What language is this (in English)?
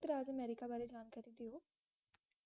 Punjabi